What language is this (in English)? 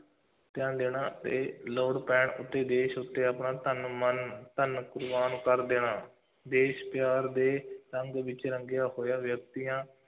Punjabi